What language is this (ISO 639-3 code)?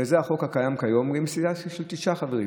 heb